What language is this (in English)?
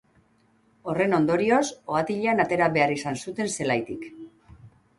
Basque